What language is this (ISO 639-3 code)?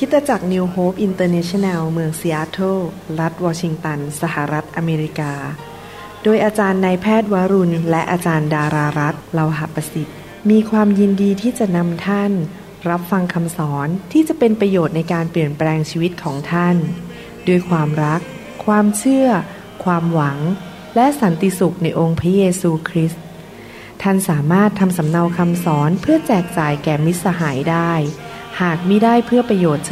tha